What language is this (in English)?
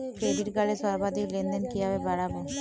Bangla